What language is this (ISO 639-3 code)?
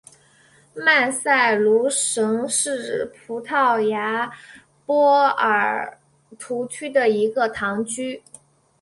zho